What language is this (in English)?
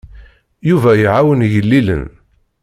Kabyle